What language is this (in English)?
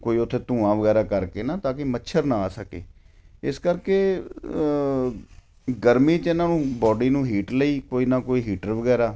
Punjabi